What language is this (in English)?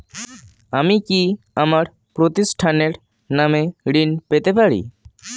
Bangla